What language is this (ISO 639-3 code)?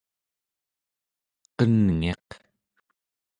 esu